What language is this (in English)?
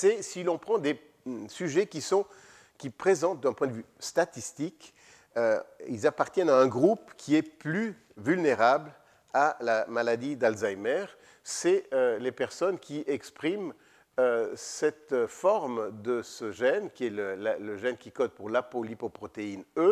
French